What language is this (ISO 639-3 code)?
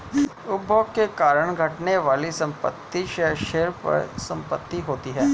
hin